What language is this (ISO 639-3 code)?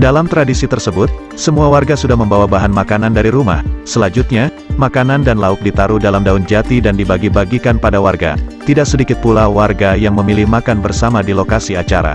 ind